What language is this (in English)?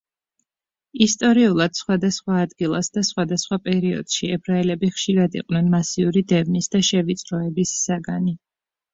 Georgian